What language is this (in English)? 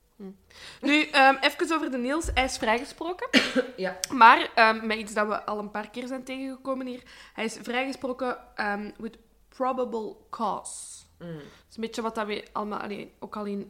Dutch